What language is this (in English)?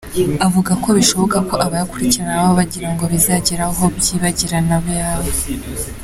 Kinyarwanda